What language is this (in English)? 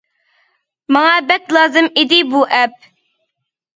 Uyghur